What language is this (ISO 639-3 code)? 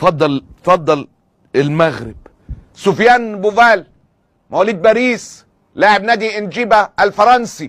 ara